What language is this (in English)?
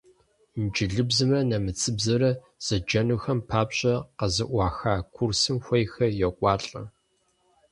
Kabardian